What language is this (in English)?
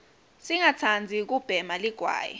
Swati